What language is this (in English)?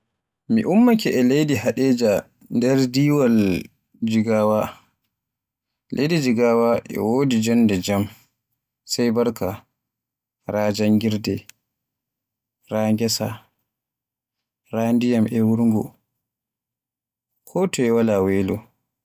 Borgu Fulfulde